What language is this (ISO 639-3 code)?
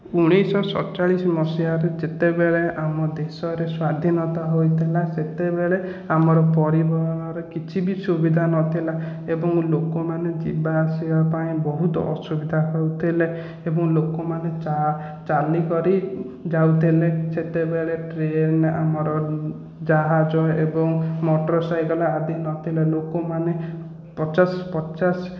ori